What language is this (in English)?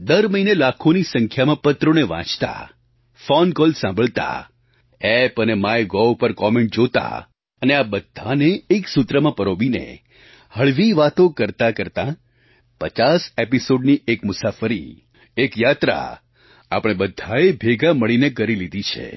Gujarati